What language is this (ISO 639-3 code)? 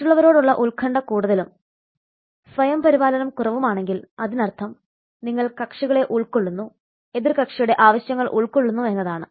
mal